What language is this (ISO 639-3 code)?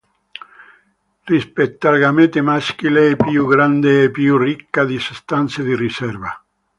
ita